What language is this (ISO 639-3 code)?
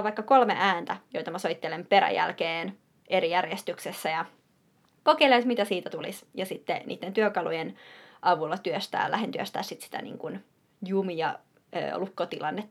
fin